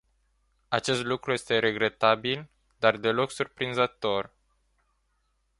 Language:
Romanian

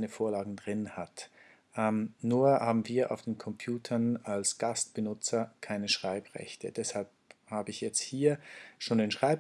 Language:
German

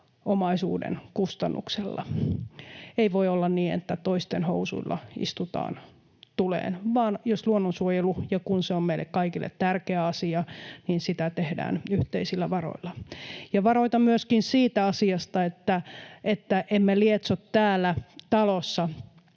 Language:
Finnish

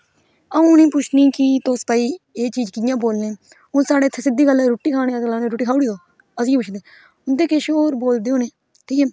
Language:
Dogri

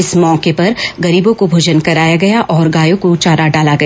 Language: Hindi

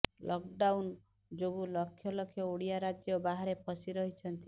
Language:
Odia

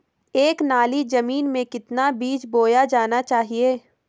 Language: Hindi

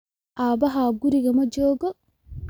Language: Somali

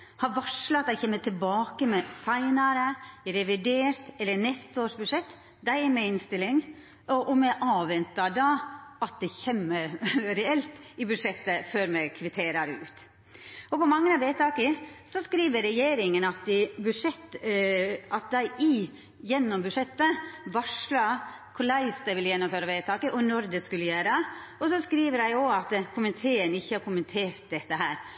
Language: Norwegian Nynorsk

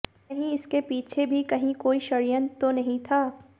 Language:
Hindi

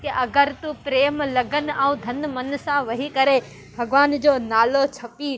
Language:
Sindhi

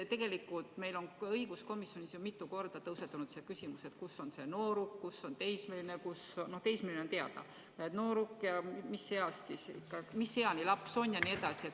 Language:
Estonian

